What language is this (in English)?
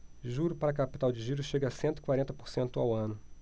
Portuguese